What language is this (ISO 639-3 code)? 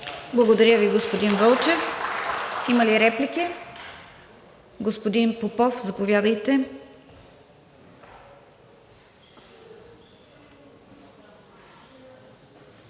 bul